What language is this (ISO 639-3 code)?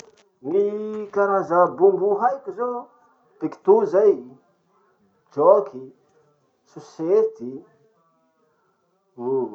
msh